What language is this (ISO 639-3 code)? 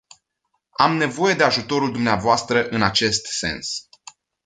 ron